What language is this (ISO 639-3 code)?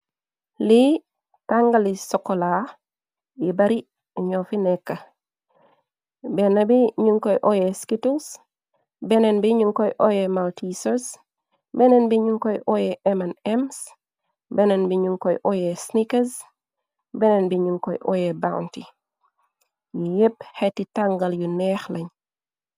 wol